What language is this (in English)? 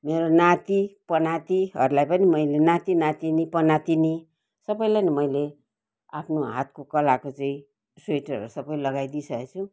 Nepali